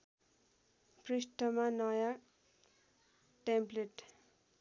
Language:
Nepali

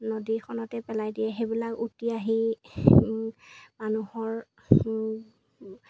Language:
Assamese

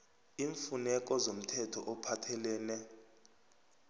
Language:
South Ndebele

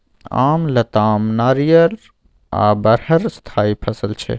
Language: Maithili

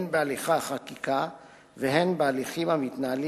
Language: Hebrew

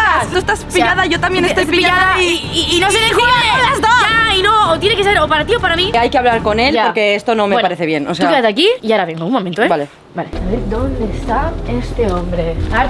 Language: Spanish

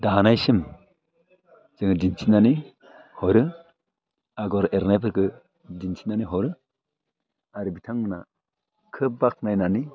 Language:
Bodo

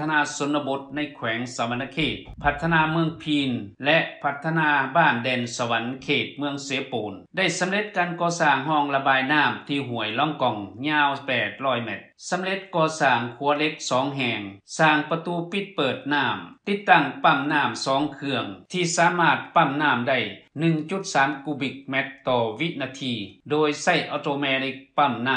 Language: Thai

